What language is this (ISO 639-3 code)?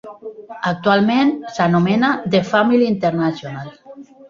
cat